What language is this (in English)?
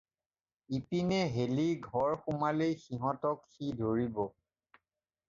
Assamese